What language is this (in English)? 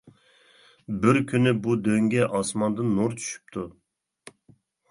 Uyghur